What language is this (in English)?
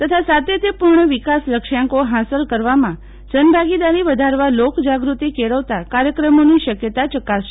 Gujarati